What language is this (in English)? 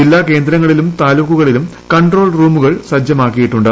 Malayalam